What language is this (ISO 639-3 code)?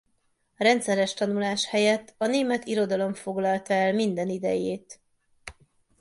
hun